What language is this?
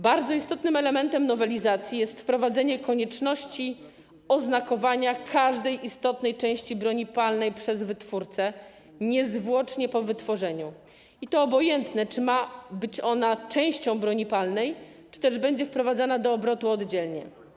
Polish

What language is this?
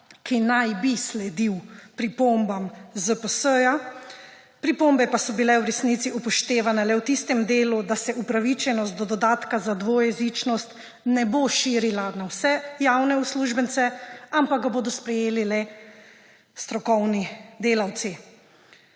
Slovenian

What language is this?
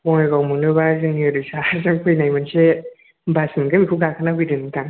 Bodo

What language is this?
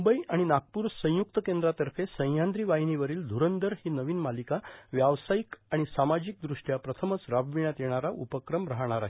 Marathi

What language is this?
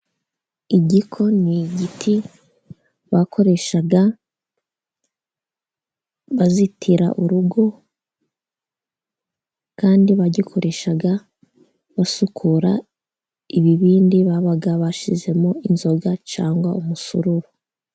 Kinyarwanda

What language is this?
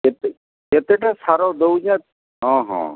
Odia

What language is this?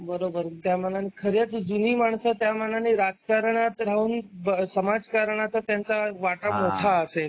Marathi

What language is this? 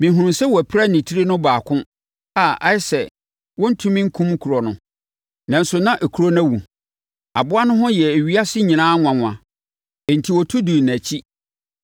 Akan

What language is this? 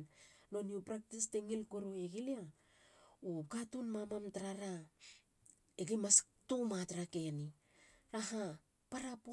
Halia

